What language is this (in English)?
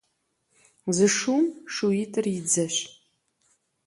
Kabardian